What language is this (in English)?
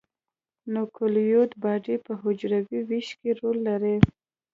Pashto